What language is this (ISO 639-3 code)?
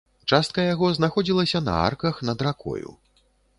bel